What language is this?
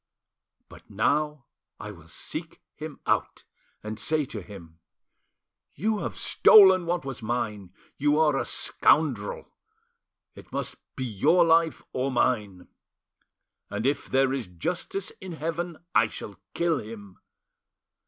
English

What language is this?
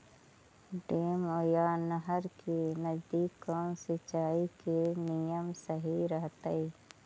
Magahi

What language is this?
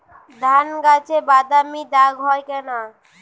Bangla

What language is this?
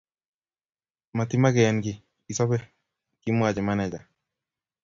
Kalenjin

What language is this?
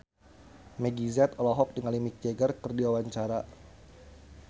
Sundanese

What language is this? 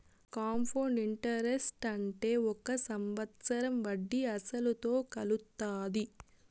Telugu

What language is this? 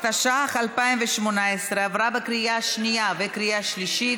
Hebrew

